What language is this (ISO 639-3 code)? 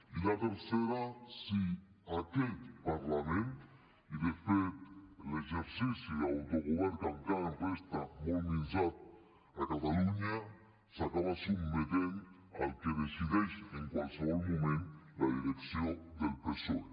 cat